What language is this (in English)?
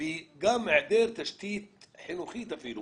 Hebrew